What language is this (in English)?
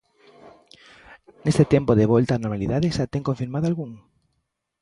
Galician